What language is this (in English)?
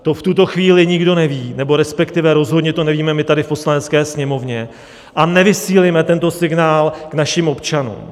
Czech